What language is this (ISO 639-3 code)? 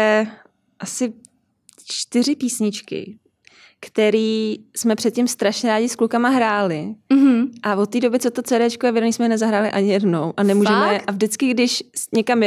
ces